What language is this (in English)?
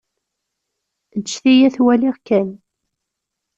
Kabyle